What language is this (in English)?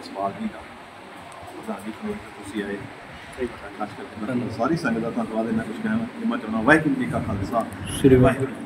Punjabi